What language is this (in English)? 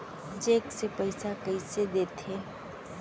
Chhattisgarhi